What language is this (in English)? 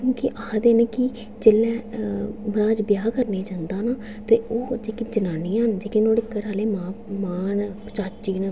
Dogri